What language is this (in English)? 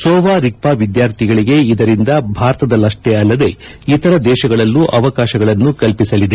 Kannada